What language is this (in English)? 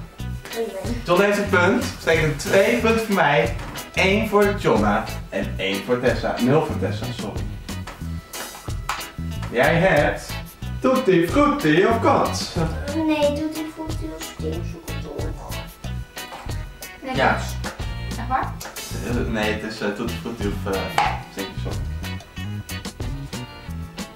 Dutch